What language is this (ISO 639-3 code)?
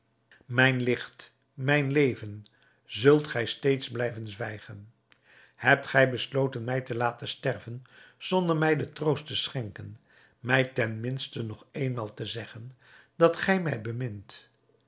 nld